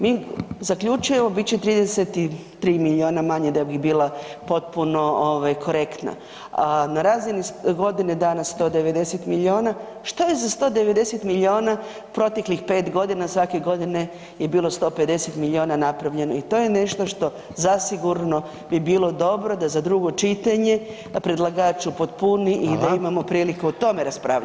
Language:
Croatian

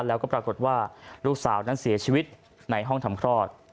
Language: Thai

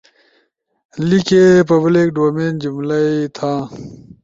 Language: Ushojo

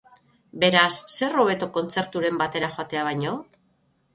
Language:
Basque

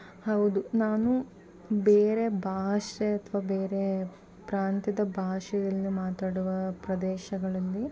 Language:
Kannada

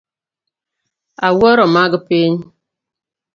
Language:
Luo (Kenya and Tanzania)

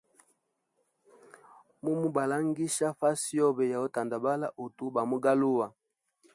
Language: Hemba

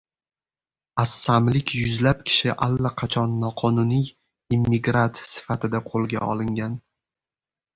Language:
Uzbek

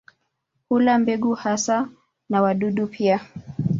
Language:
Swahili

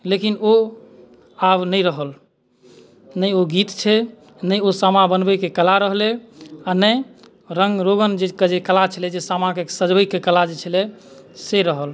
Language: Maithili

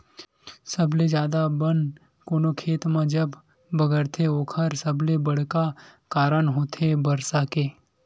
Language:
Chhattisgarhi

